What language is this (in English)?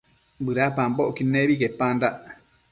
Matsés